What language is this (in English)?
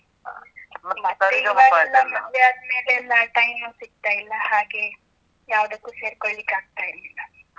Kannada